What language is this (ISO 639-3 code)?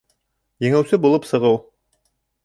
bak